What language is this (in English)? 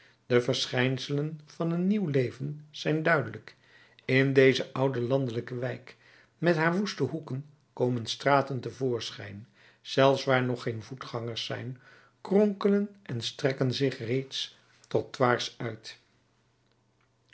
Dutch